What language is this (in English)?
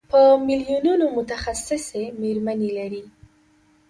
Pashto